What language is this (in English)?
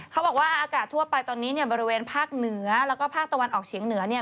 Thai